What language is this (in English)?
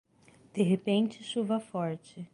Portuguese